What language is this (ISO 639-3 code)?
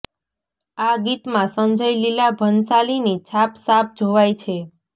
guj